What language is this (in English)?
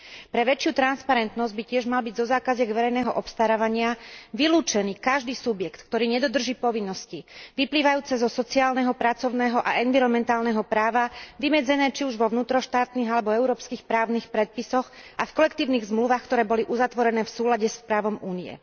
Slovak